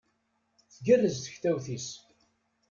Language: Kabyle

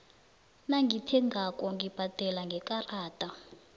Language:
South Ndebele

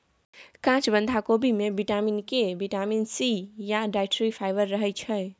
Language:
Maithili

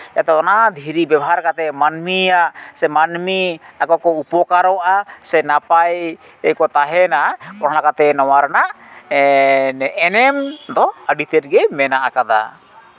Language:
Santali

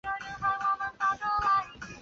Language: Chinese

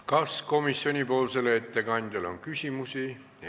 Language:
Estonian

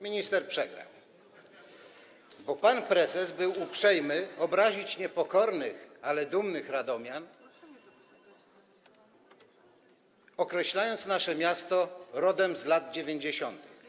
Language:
Polish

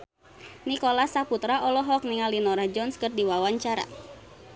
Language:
Sundanese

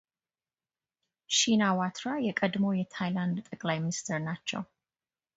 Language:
Amharic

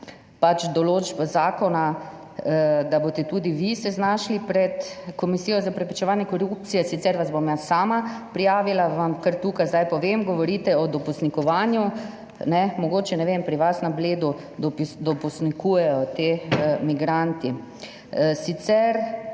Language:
Slovenian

